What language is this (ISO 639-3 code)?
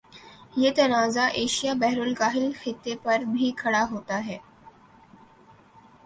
urd